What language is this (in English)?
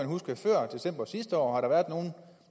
Danish